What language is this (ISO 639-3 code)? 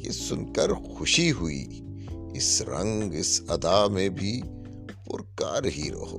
urd